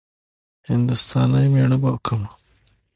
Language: Pashto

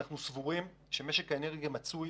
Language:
Hebrew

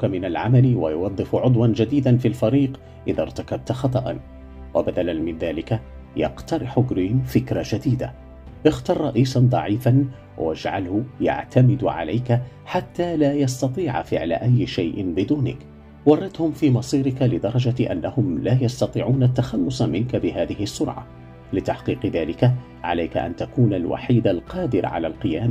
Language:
Arabic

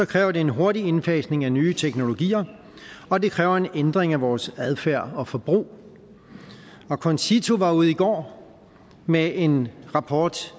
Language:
Danish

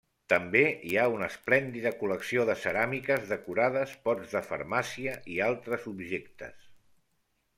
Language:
Catalan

